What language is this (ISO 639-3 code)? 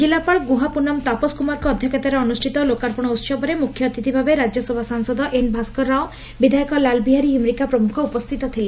ori